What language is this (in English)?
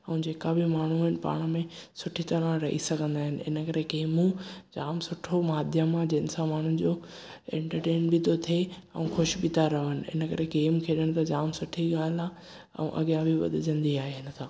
Sindhi